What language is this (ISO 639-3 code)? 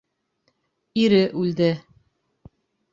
bak